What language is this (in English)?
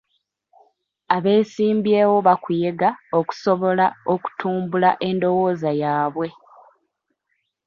Ganda